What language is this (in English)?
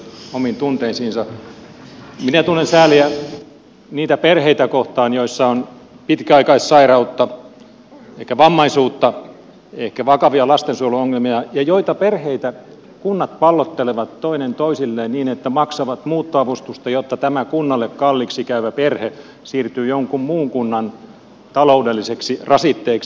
Finnish